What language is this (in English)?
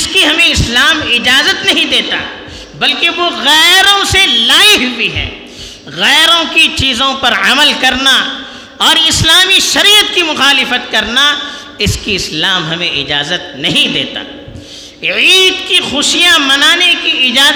Urdu